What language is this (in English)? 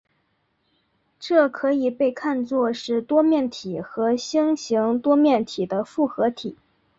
Chinese